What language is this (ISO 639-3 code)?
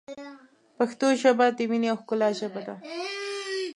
pus